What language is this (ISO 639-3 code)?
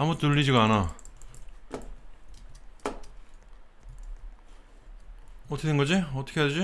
kor